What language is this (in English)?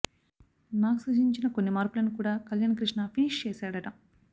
Telugu